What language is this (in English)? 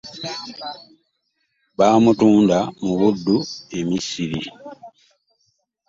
Ganda